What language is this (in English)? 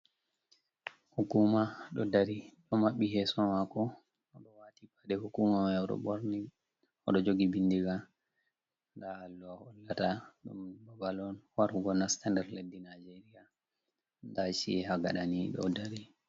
Fula